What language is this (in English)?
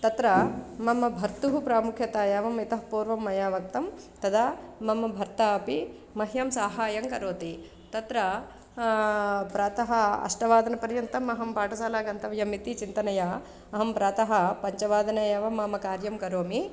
Sanskrit